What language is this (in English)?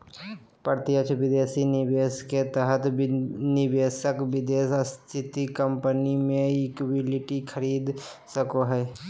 Magahi